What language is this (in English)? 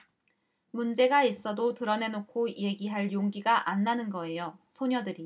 Korean